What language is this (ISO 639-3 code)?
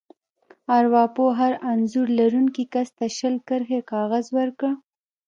pus